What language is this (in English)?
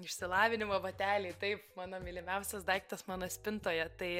Lithuanian